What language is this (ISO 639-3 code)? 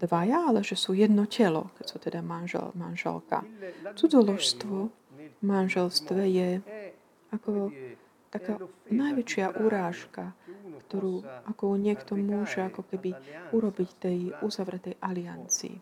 slk